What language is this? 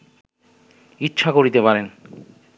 Bangla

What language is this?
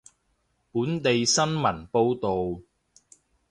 Cantonese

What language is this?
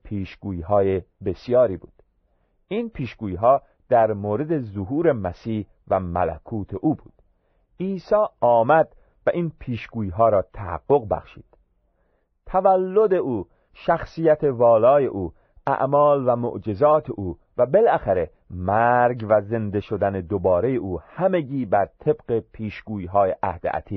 Persian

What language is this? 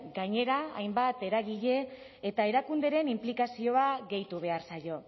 Basque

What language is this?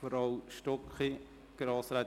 Swiss German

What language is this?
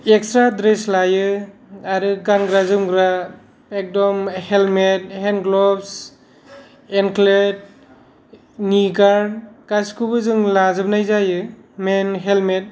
Bodo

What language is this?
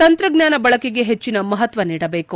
Kannada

